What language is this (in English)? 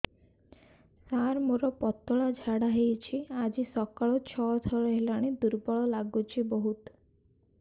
Odia